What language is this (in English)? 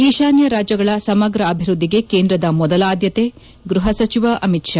Kannada